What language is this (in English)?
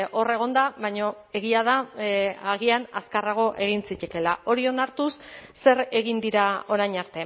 Basque